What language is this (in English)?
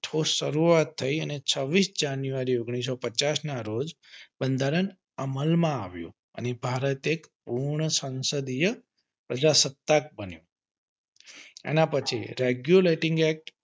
Gujarati